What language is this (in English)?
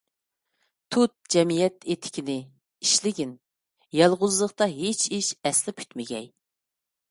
Uyghur